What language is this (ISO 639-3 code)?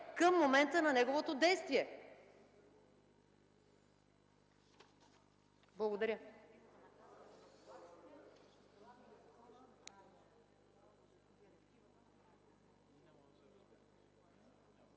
bul